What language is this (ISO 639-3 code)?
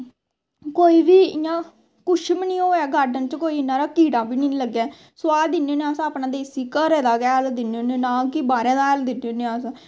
doi